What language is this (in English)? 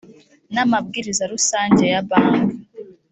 Kinyarwanda